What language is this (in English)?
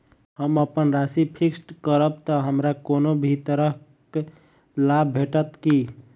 Maithili